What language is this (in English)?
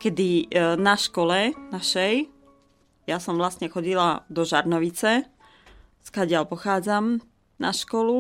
Slovak